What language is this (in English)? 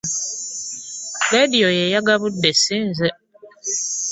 Ganda